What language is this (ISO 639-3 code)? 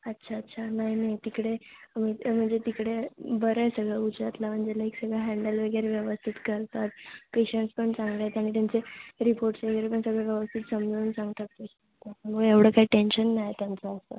mar